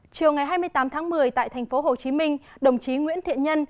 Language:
Vietnamese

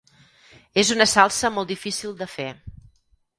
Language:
Catalan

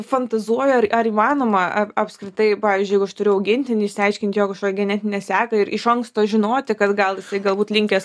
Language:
Lithuanian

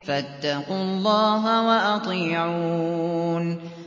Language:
Arabic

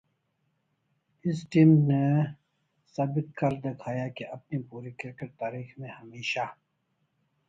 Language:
Urdu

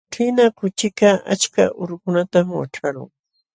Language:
Jauja Wanca Quechua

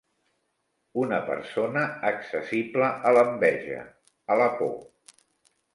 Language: Catalan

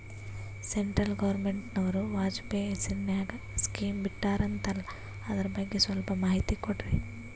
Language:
Kannada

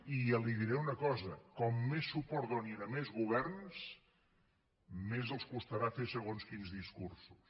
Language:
Catalan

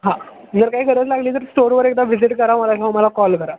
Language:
Marathi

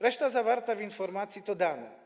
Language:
Polish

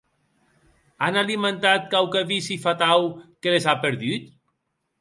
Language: Occitan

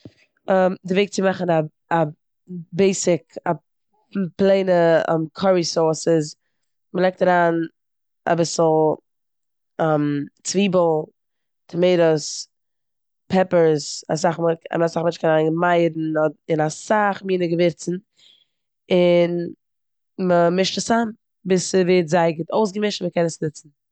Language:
Yiddish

